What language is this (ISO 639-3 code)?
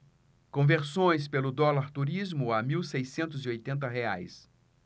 por